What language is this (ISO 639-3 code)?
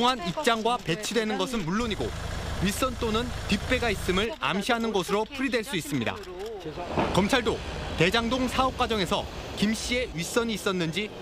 kor